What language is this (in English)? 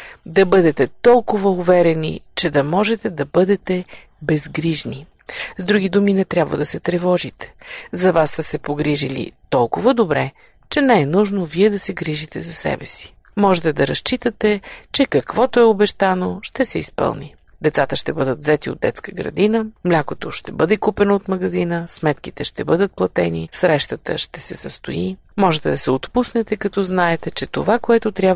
Bulgarian